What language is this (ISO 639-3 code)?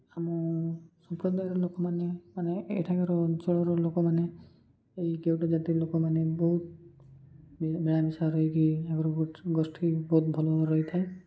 ori